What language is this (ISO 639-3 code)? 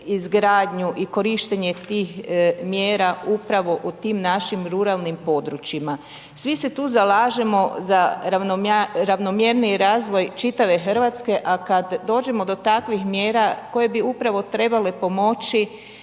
hrv